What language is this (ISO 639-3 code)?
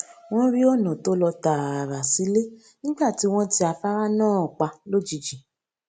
yor